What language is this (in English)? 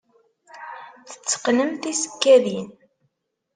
Kabyle